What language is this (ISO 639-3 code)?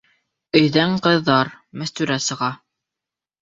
bak